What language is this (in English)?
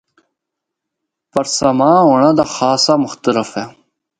Northern Hindko